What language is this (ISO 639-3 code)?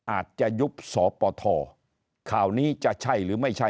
tha